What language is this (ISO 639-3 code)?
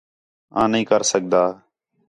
xhe